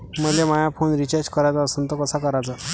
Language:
Marathi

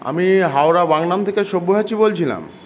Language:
Bangla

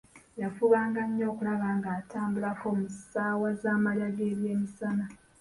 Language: Ganda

